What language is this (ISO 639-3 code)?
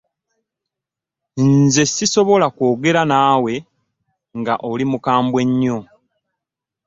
lug